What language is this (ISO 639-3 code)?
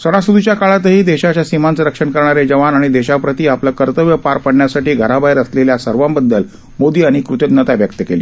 mar